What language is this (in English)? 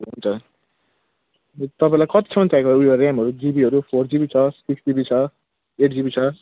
Nepali